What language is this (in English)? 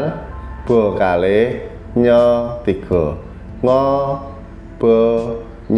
Indonesian